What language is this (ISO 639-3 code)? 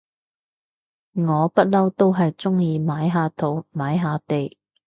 yue